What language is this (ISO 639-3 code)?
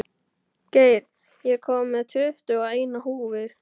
isl